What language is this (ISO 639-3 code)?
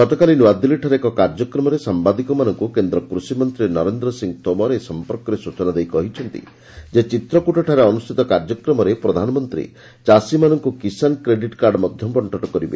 ori